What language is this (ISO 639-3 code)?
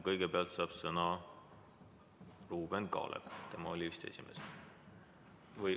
est